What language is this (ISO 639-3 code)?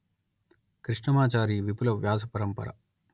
tel